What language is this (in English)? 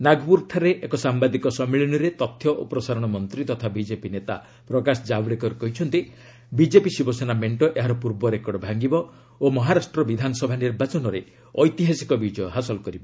Odia